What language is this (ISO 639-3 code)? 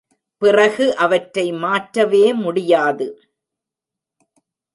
tam